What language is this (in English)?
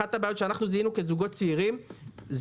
Hebrew